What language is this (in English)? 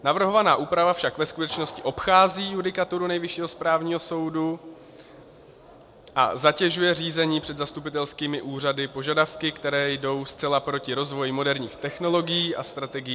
Czech